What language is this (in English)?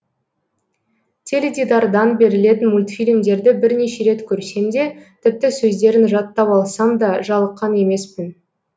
Kazakh